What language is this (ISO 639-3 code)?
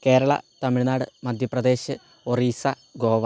mal